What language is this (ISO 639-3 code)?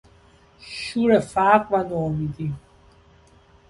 fas